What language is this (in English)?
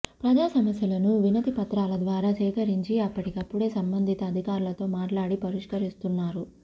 Telugu